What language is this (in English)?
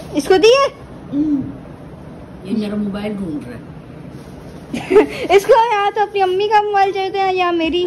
Hindi